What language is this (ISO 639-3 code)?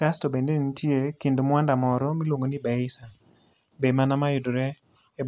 luo